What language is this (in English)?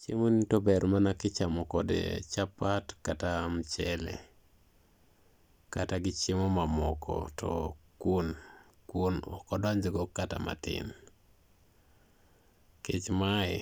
Luo (Kenya and Tanzania)